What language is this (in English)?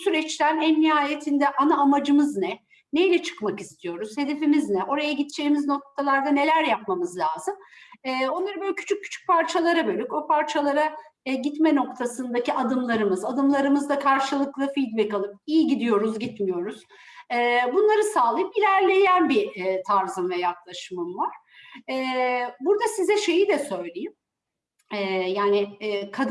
Turkish